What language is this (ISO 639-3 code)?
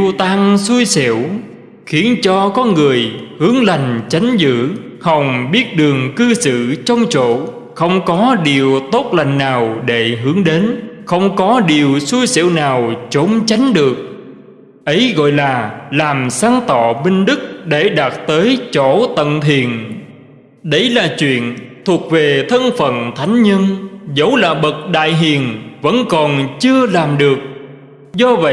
vie